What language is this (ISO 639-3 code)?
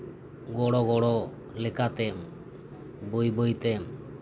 sat